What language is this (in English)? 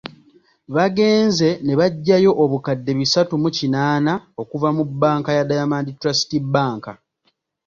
Ganda